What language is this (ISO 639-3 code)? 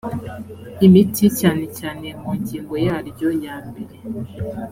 kin